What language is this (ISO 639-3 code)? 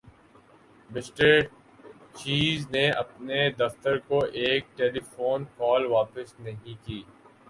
urd